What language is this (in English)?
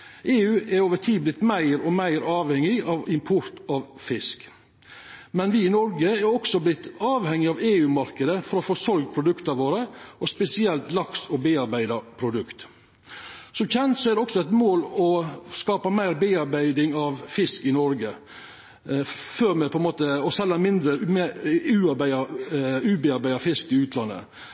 Norwegian Nynorsk